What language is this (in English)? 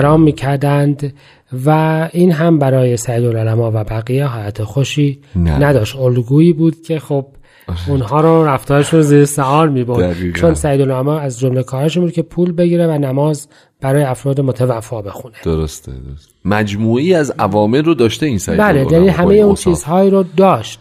Persian